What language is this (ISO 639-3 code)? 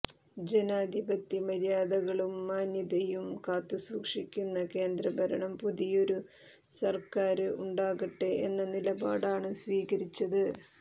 mal